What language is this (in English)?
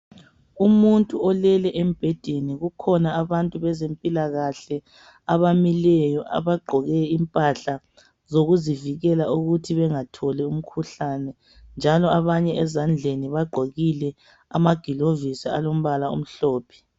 North Ndebele